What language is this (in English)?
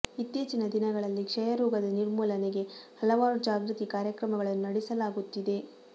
Kannada